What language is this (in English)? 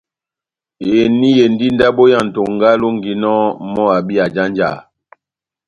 Batanga